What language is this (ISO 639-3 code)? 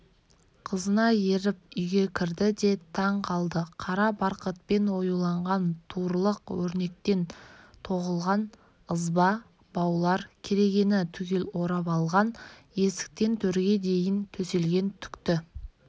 kaz